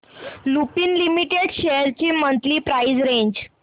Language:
Marathi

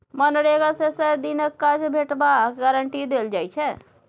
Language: Maithili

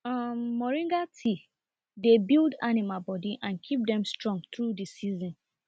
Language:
Nigerian Pidgin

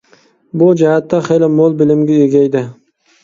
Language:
Uyghur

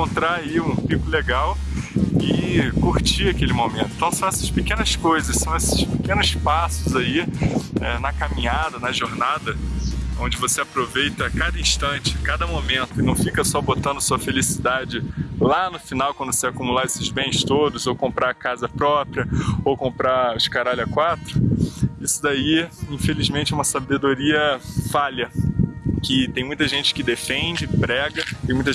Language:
Portuguese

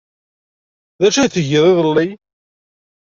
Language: Kabyle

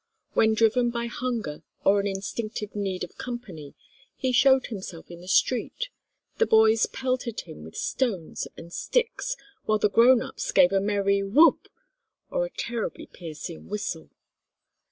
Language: English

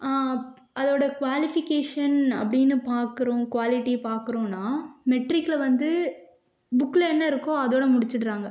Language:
Tamil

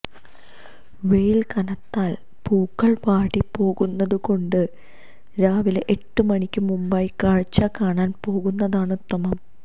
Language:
Malayalam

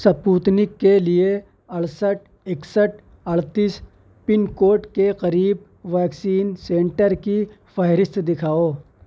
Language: Urdu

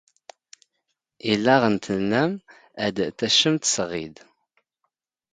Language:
Standard Moroccan Tamazight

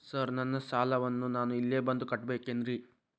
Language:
Kannada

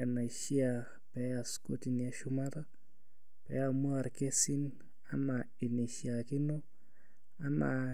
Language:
Masai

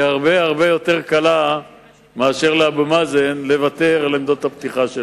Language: Hebrew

